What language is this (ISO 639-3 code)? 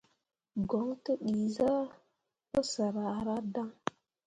mua